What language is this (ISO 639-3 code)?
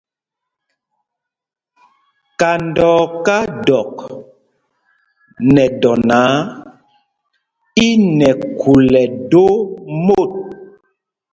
mgg